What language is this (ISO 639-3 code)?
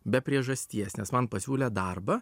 lit